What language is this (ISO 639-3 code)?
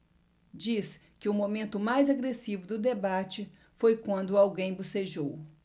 por